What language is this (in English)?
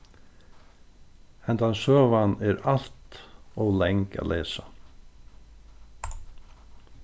Faroese